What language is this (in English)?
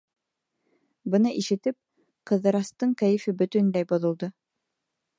Bashkir